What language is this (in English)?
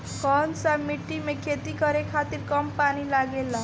Bhojpuri